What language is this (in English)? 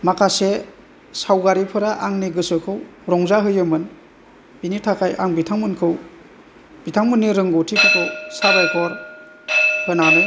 Bodo